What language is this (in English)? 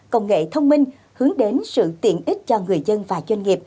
Vietnamese